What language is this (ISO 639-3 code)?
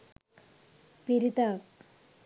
sin